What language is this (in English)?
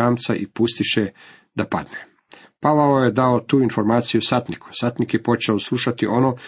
Croatian